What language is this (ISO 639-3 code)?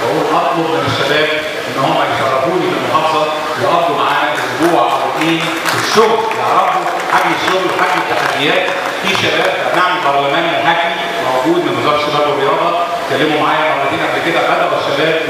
ara